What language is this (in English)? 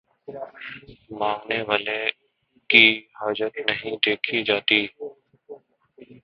Urdu